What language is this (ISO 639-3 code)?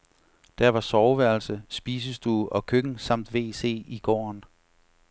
dan